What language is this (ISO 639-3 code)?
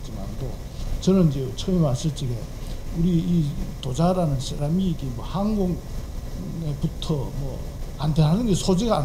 kor